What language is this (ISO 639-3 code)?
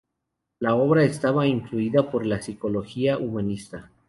spa